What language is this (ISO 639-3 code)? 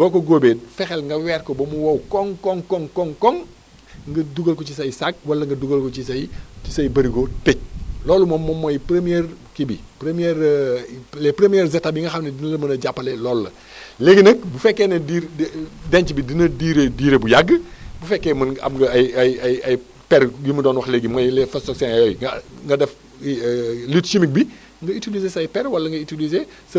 wol